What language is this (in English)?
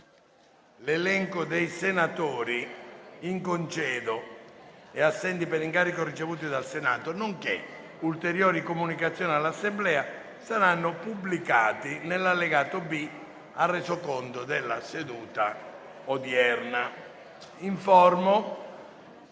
Italian